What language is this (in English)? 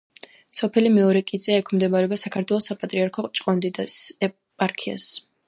Georgian